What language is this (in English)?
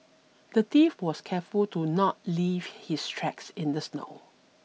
English